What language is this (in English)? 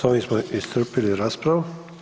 Croatian